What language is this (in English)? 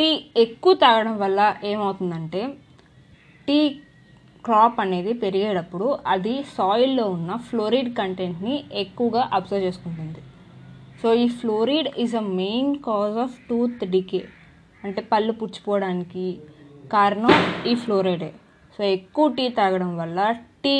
Telugu